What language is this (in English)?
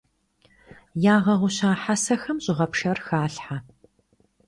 Kabardian